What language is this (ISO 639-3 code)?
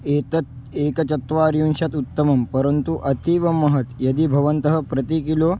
san